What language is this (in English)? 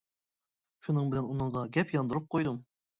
Uyghur